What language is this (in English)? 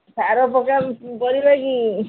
Odia